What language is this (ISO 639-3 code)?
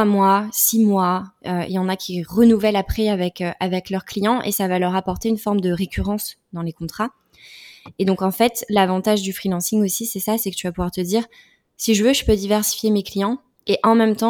fra